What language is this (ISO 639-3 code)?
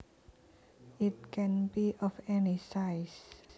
jav